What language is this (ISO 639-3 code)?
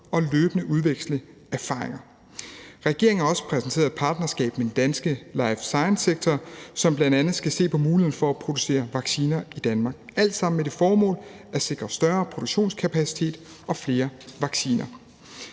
dan